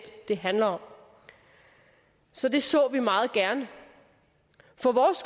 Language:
Danish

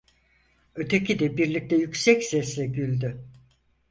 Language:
Turkish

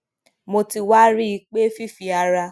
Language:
Yoruba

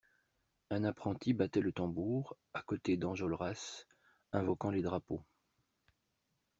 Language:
French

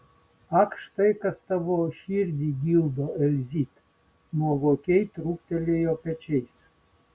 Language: Lithuanian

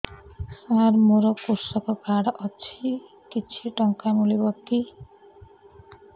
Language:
Odia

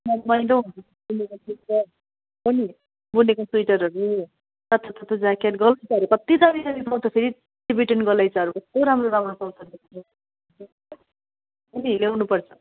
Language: Nepali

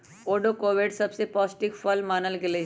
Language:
Magahi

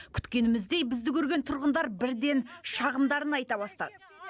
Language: Kazakh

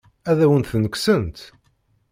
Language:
Kabyle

